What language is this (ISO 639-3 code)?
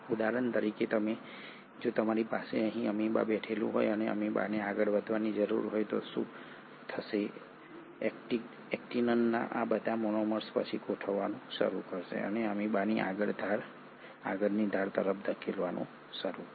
guj